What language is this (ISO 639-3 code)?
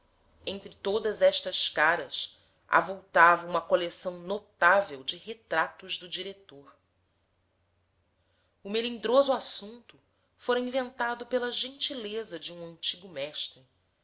por